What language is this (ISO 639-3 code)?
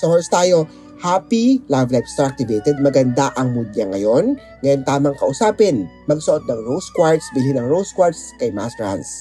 fil